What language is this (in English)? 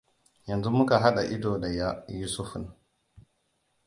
Hausa